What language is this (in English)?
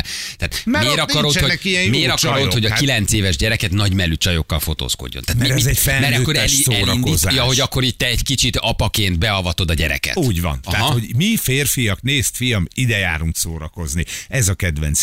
Hungarian